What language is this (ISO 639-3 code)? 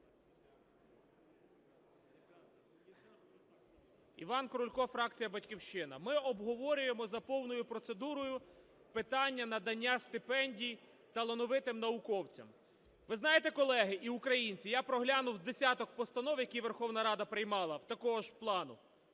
ukr